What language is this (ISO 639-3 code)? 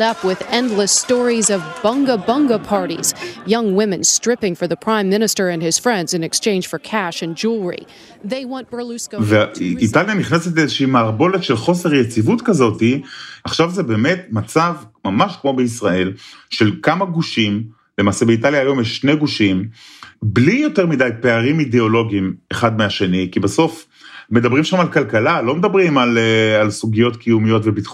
heb